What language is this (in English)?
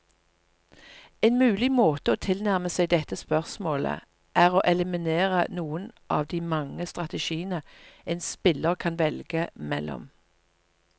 Norwegian